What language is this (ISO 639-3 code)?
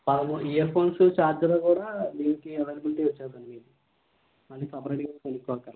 tel